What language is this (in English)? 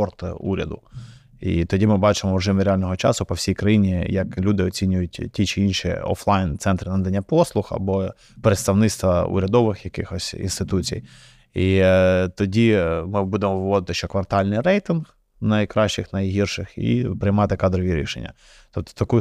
Ukrainian